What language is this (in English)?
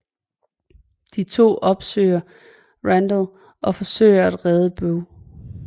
Danish